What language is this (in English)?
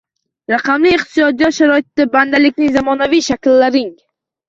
Uzbek